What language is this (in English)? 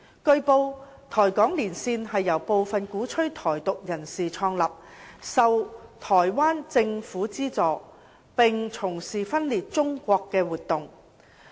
Cantonese